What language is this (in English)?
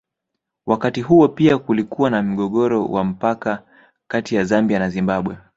Swahili